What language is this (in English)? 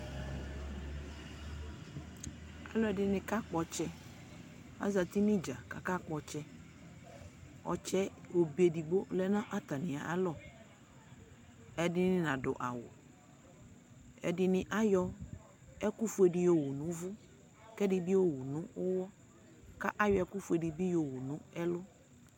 Ikposo